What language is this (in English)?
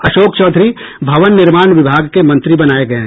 Hindi